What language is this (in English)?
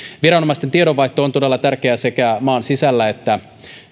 Finnish